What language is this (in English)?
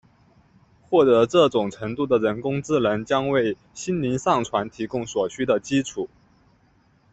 Chinese